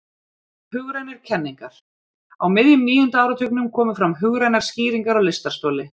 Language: Icelandic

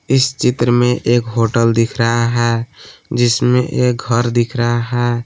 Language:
Hindi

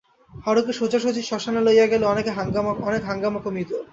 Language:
Bangla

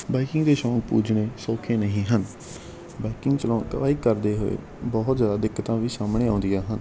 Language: Punjabi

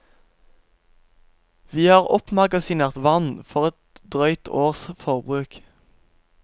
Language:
Norwegian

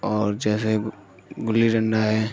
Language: Urdu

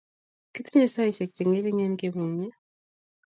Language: Kalenjin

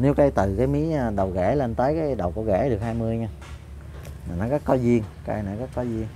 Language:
Vietnamese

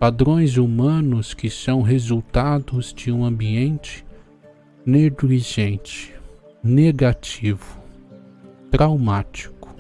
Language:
Portuguese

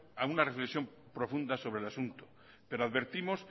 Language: Spanish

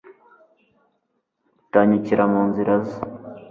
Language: Kinyarwanda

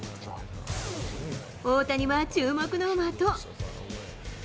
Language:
Japanese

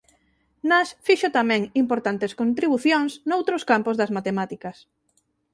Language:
Galician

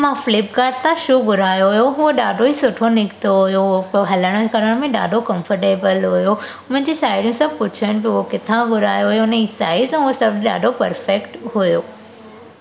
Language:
Sindhi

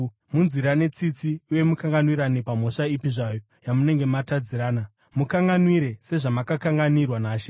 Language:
Shona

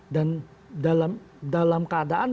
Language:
Indonesian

